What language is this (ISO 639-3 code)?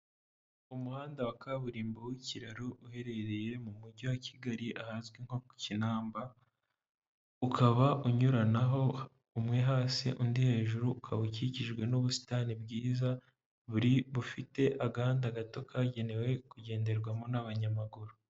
kin